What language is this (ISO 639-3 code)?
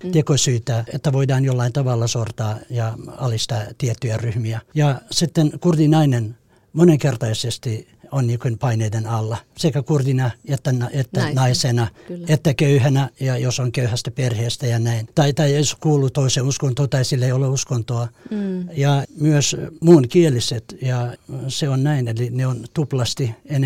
fin